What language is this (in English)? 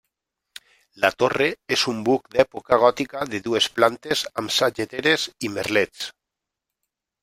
Catalan